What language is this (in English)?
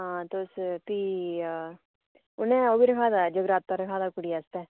Dogri